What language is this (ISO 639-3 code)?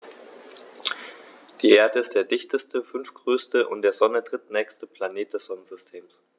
deu